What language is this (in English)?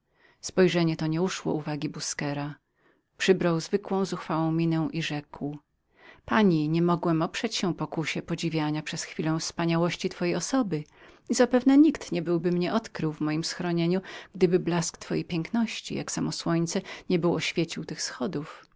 Polish